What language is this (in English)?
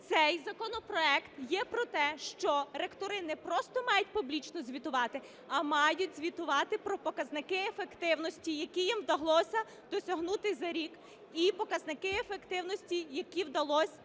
Ukrainian